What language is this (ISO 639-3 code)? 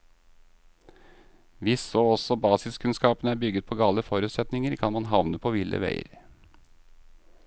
nor